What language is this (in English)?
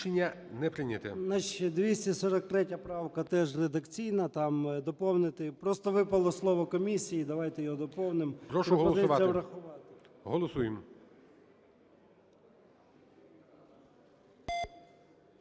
Ukrainian